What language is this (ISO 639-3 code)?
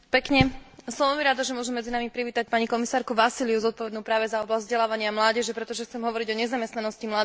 slk